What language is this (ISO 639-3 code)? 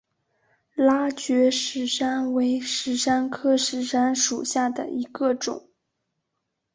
zho